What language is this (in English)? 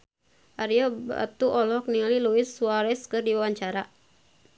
Sundanese